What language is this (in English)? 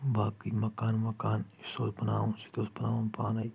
Kashmiri